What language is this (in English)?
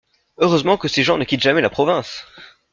French